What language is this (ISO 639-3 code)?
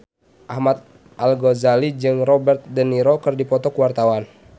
sun